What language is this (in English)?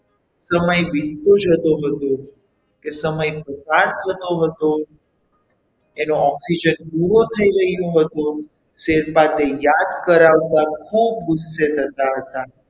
Gujarati